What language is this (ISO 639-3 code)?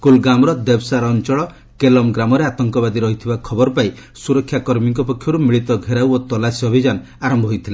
ori